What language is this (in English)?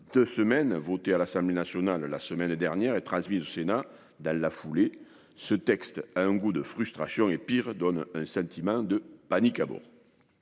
French